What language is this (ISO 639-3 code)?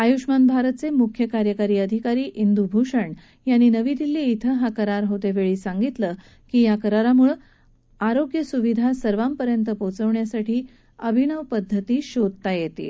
mar